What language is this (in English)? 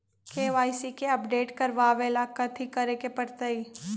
Magahi